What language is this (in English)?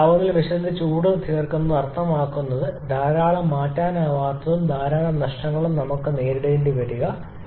Malayalam